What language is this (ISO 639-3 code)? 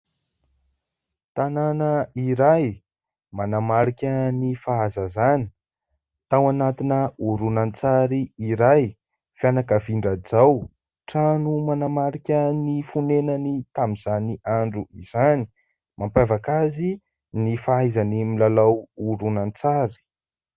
mlg